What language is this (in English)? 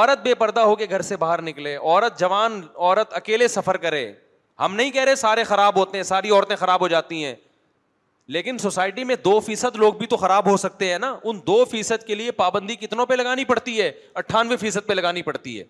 Urdu